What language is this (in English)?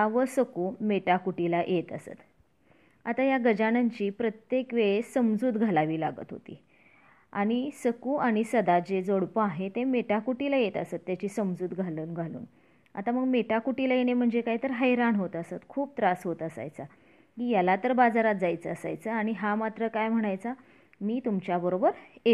Marathi